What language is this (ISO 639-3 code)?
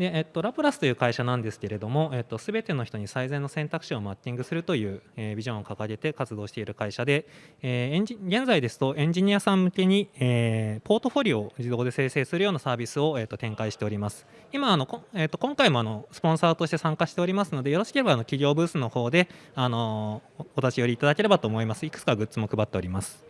jpn